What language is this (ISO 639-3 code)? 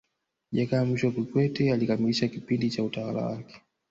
swa